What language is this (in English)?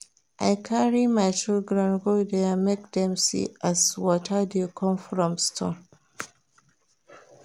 Nigerian Pidgin